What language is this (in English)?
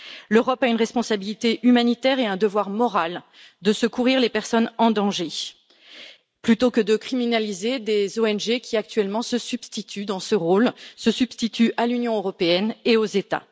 French